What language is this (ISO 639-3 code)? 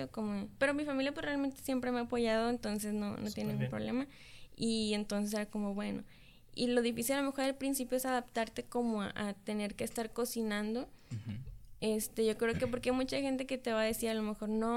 spa